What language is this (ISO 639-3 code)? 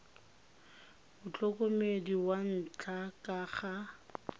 tsn